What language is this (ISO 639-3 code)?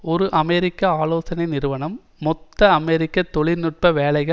tam